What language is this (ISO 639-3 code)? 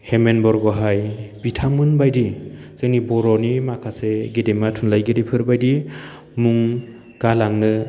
brx